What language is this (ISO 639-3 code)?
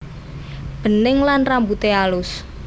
jav